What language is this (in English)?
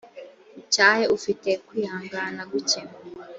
Kinyarwanda